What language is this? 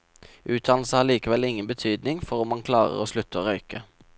Norwegian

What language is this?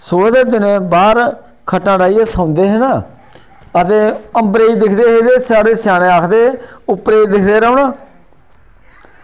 Dogri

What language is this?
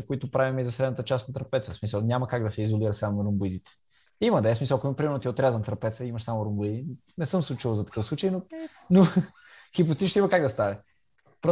Bulgarian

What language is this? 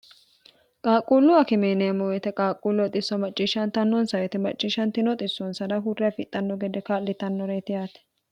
Sidamo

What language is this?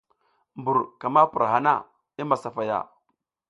South Giziga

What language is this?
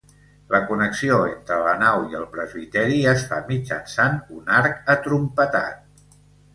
Catalan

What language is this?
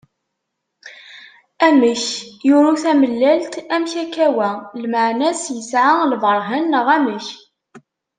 Kabyle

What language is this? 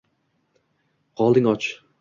Uzbek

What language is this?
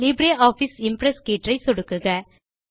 Tamil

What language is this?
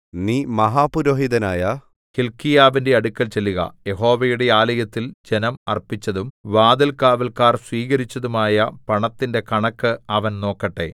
Malayalam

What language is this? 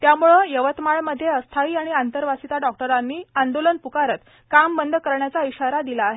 Marathi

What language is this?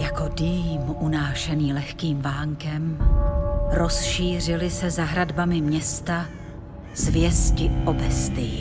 Czech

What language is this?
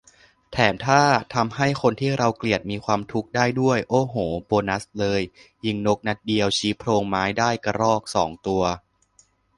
Thai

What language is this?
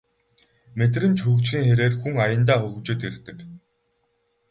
Mongolian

